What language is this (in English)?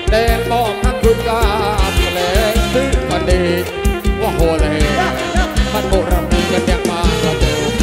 Thai